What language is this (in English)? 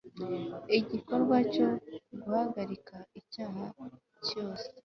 Kinyarwanda